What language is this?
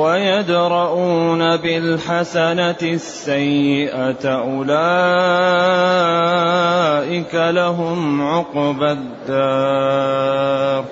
Arabic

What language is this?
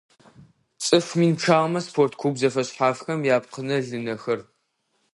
Adyghe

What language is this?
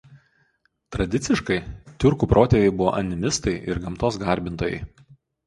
Lithuanian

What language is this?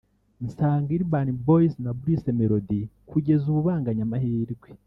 Kinyarwanda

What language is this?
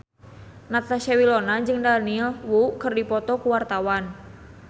Sundanese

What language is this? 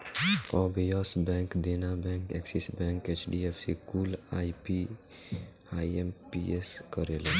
Bhojpuri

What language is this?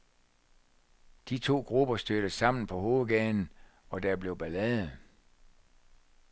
Danish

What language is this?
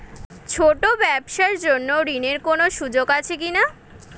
Bangla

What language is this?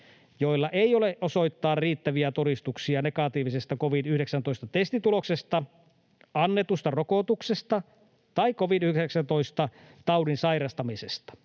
Finnish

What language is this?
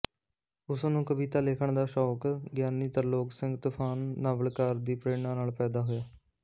Punjabi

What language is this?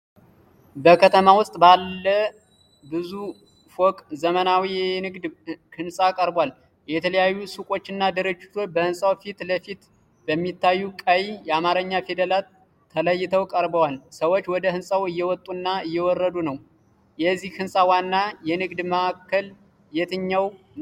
Amharic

